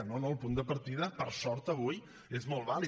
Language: Catalan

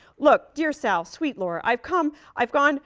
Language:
English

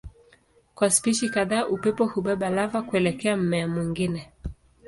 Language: Swahili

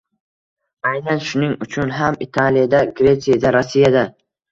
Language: Uzbek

